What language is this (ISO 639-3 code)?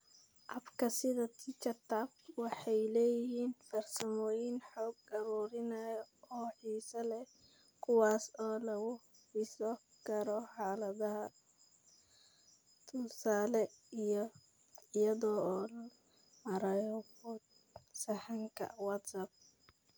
som